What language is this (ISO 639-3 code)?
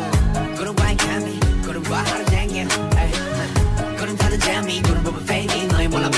pol